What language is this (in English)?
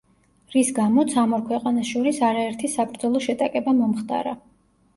Georgian